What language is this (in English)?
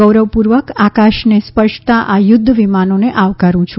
Gujarati